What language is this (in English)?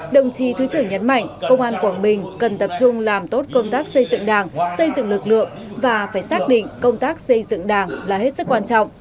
Vietnamese